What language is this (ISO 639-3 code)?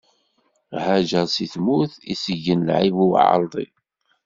kab